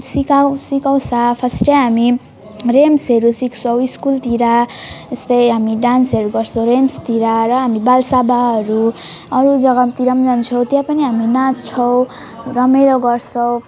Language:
Nepali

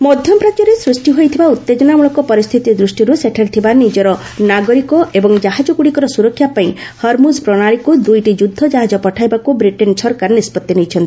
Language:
Odia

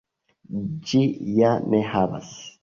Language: Esperanto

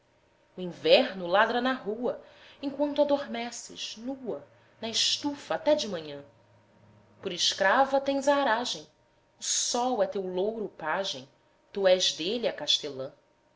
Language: Portuguese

